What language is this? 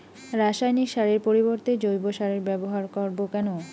Bangla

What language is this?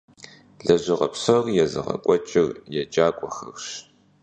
Kabardian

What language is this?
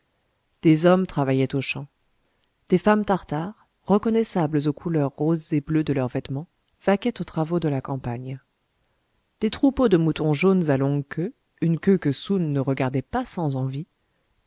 French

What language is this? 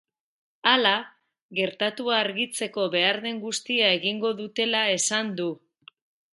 Basque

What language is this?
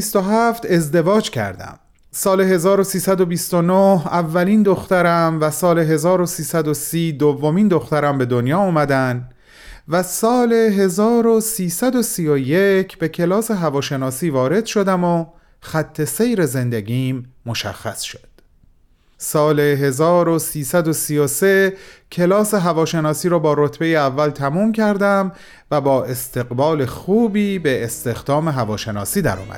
Persian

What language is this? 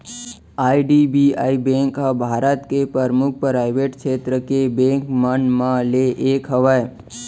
Chhattisgarhi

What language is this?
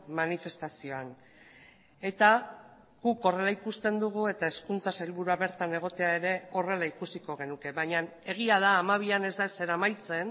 Basque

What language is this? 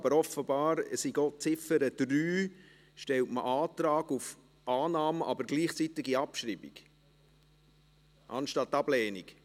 Swiss German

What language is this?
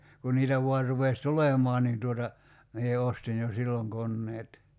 Finnish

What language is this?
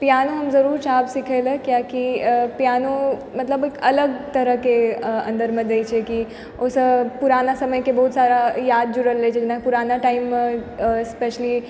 Maithili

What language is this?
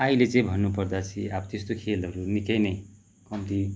Nepali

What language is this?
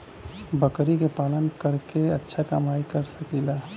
Bhojpuri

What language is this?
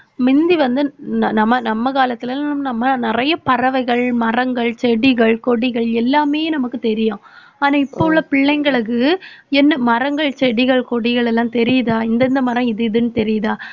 Tamil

